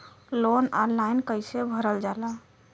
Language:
Bhojpuri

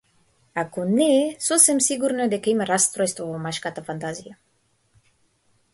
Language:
Macedonian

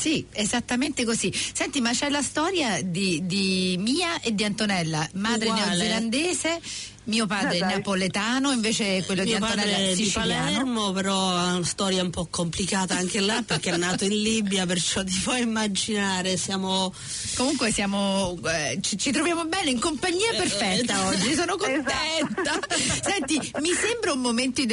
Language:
Italian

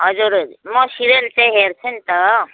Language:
Nepali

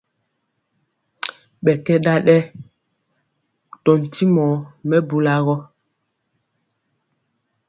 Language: Mpiemo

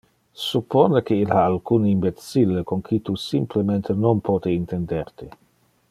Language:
Interlingua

